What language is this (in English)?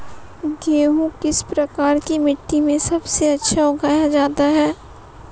Hindi